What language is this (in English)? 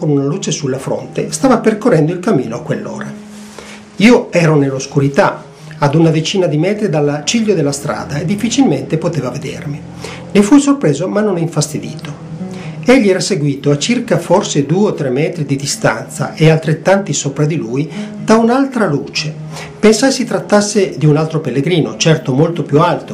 Italian